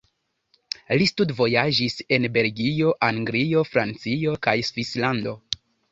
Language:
Esperanto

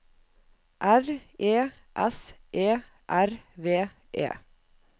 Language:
Norwegian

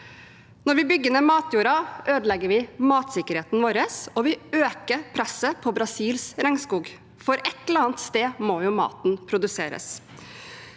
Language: Norwegian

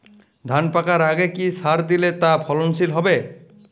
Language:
Bangla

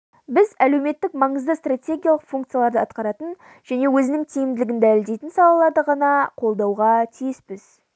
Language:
Kazakh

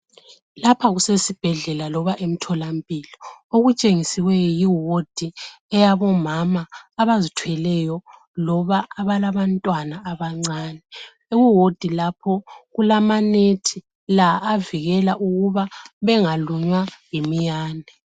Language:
North Ndebele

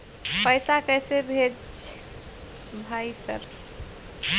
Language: Maithili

